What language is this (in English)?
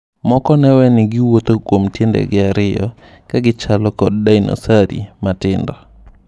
Luo (Kenya and Tanzania)